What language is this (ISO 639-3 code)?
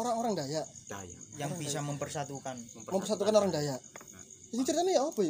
ind